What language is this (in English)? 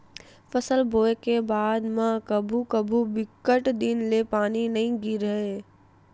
Chhattisgarhi